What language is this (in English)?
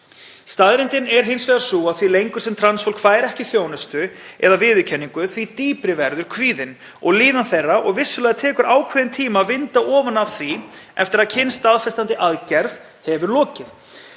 Icelandic